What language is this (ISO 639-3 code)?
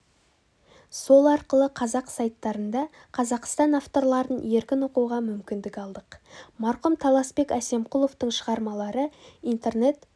kaz